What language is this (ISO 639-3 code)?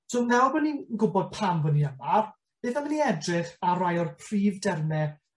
cym